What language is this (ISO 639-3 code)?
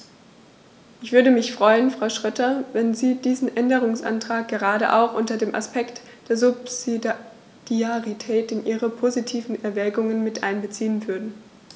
deu